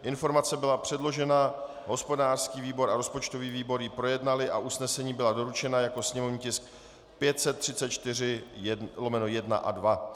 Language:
Czech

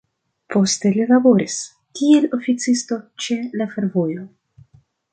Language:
Esperanto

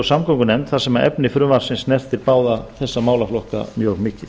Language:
Icelandic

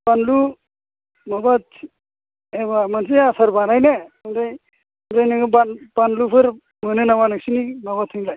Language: Bodo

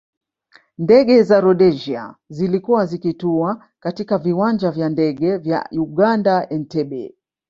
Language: Swahili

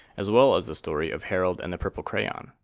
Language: English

